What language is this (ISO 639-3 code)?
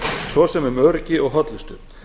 isl